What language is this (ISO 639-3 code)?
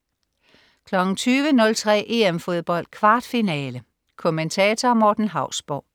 dan